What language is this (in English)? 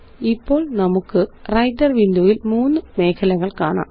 Malayalam